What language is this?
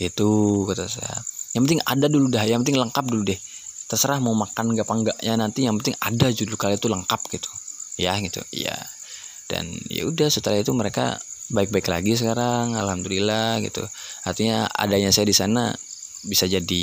Indonesian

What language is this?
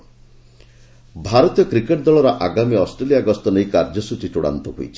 Odia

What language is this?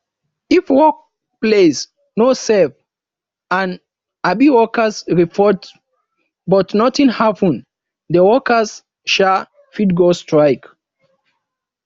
Nigerian Pidgin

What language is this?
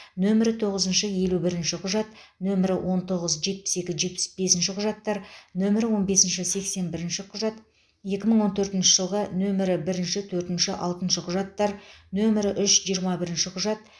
Kazakh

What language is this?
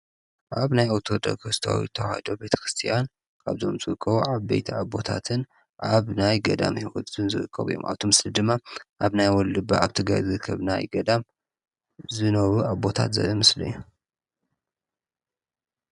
Tigrinya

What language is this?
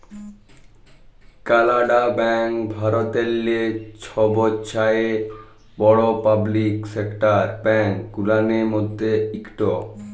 Bangla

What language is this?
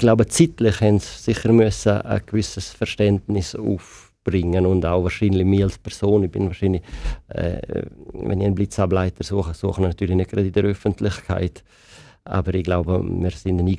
German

